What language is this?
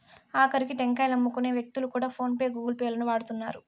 Telugu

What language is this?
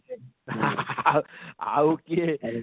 Odia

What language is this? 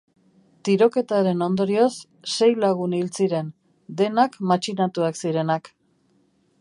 Basque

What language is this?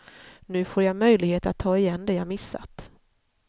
Swedish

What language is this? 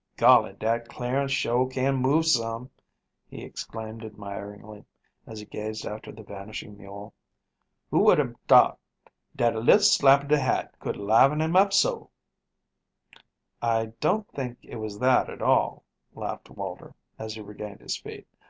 English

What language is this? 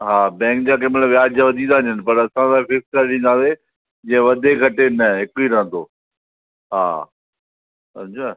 Sindhi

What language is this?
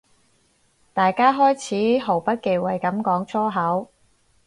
Cantonese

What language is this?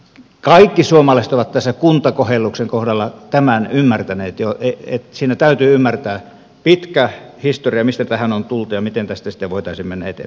Finnish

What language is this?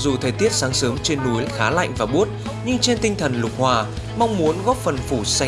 Vietnamese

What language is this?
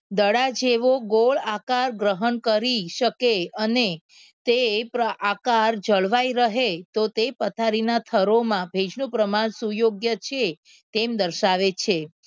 Gujarati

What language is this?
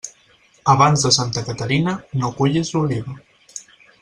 Catalan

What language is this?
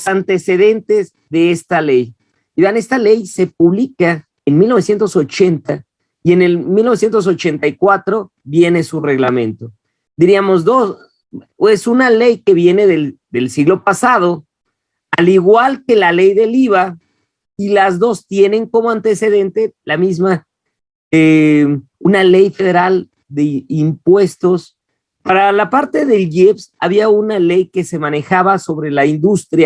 Spanish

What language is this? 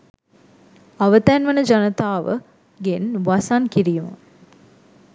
Sinhala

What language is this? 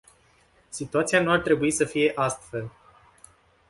Romanian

